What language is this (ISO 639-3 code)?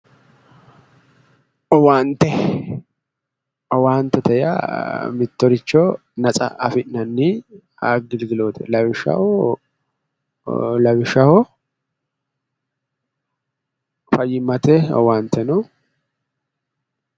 sid